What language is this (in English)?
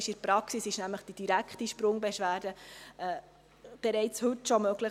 Swiss German